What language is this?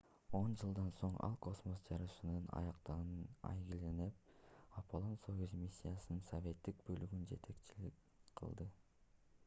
Kyrgyz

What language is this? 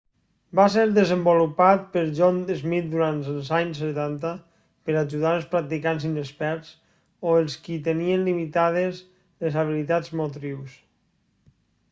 Catalan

